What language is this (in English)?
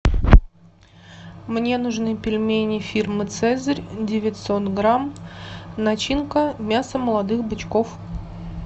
Russian